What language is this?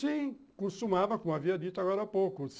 Portuguese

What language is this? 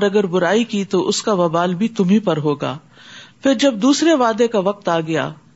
Urdu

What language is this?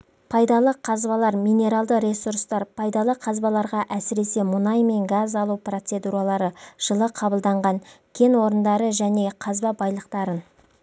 Kazakh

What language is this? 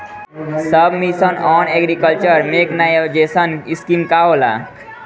Bhojpuri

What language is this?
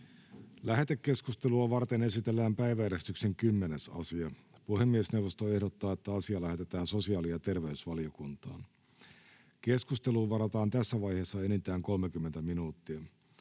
Finnish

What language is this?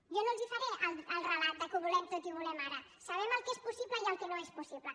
Catalan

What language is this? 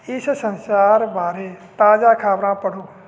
Punjabi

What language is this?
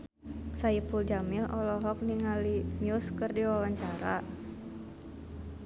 Sundanese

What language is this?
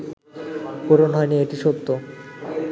Bangla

